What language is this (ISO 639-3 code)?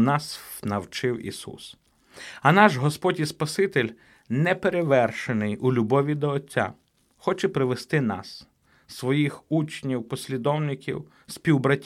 ukr